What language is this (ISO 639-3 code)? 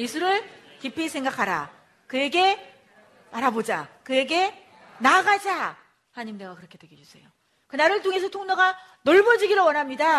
kor